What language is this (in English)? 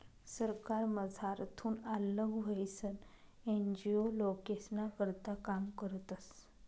Marathi